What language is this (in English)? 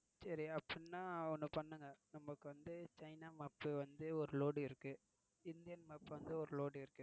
Tamil